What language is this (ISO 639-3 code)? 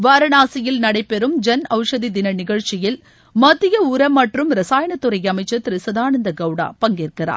tam